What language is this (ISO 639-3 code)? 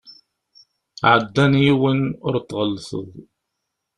kab